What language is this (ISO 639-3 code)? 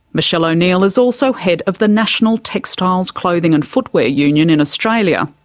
eng